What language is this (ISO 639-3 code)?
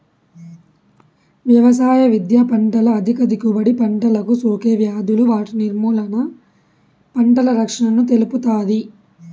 tel